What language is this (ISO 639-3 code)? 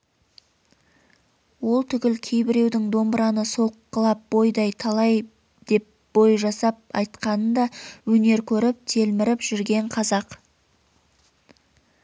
kaz